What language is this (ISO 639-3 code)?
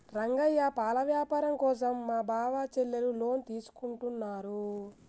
tel